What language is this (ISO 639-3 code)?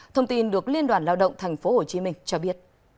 vie